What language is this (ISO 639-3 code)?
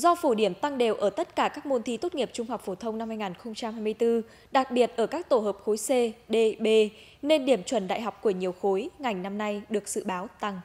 vie